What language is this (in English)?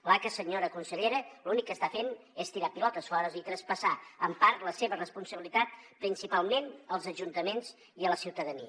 Catalan